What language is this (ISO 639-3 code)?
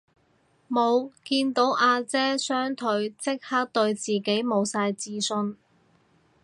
yue